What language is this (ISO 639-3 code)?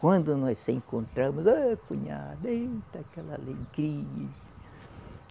por